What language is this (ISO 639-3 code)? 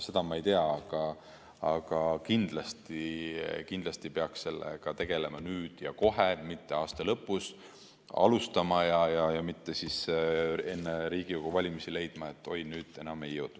est